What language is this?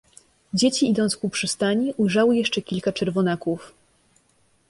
Polish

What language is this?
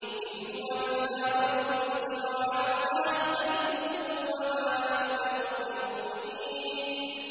Arabic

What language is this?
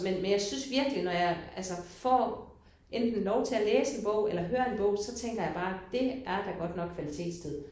Danish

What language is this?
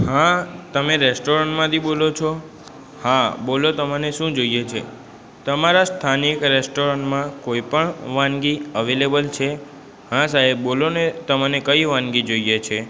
Gujarati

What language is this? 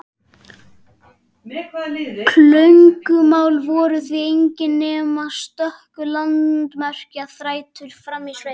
Icelandic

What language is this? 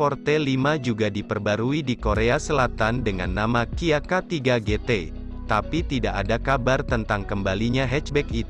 Indonesian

